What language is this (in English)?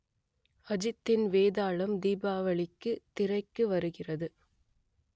Tamil